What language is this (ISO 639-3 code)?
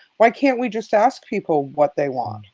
eng